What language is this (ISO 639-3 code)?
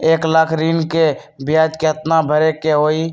mag